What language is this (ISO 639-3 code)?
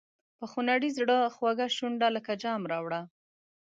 pus